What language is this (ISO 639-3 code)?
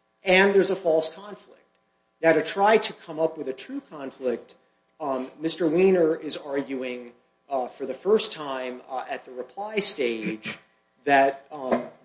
eng